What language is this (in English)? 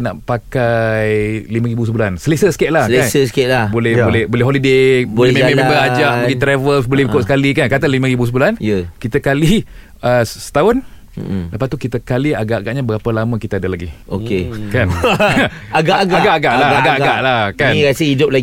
Malay